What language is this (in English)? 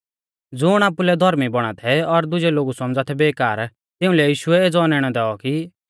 Mahasu Pahari